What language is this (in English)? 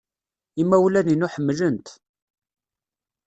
Kabyle